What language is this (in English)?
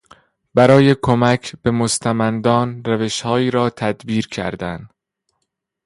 Persian